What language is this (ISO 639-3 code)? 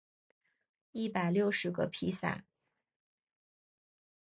zho